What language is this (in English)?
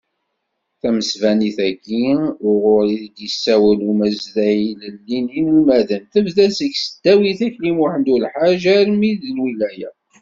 Kabyle